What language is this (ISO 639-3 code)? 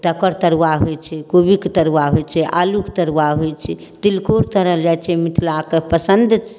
mai